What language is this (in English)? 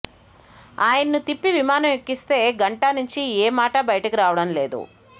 Telugu